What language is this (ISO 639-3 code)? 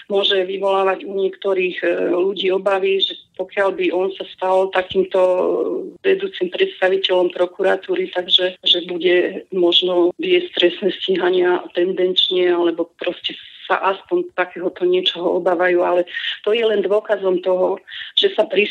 slk